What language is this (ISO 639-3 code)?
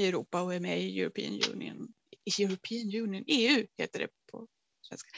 swe